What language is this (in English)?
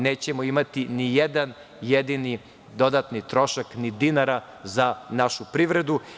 Serbian